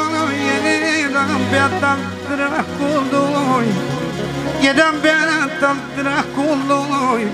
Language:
Romanian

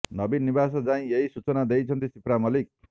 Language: Odia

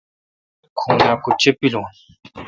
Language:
Kalkoti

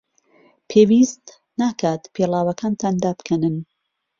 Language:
Central Kurdish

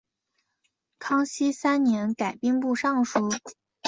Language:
Chinese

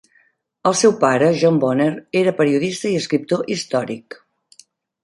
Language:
Catalan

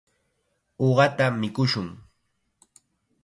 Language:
Chiquián Ancash Quechua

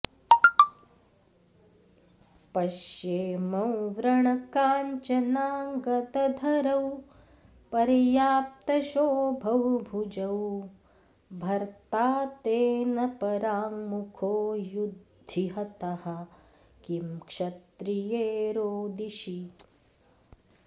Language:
Sanskrit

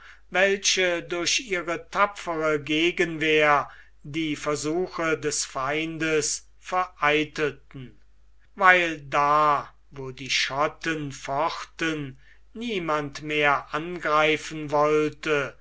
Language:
German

